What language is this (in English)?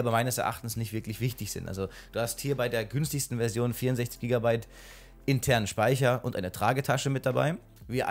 German